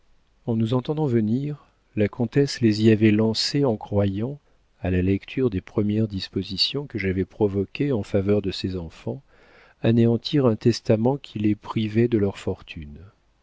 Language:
French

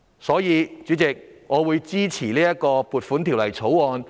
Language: Cantonese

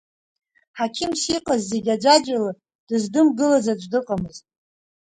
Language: Abkhazian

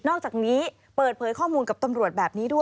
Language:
Thai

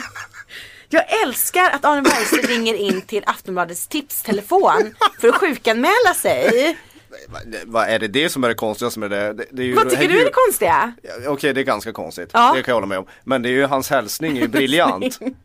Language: Swedish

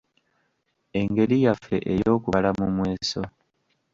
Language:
Ganda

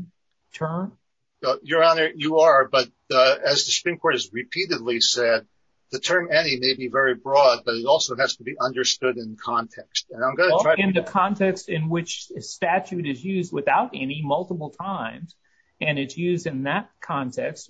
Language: English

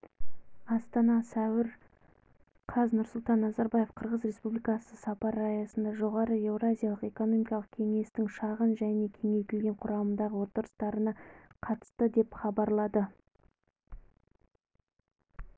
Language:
Kazakh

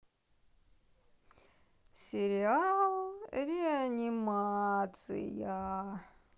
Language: Russian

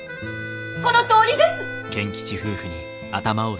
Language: Japanese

